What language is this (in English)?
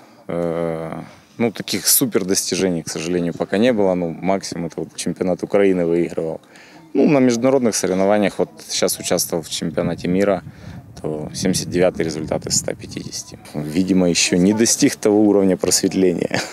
Ukrainian